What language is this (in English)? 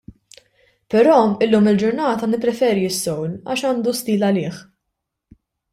Maltese